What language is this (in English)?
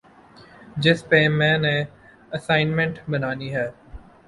Urdu